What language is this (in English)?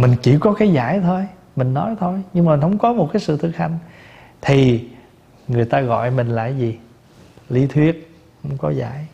Vietnamese